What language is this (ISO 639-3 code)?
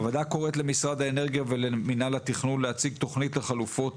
heb